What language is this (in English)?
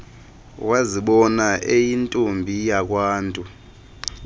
Xhosa